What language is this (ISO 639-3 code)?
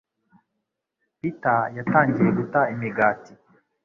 kin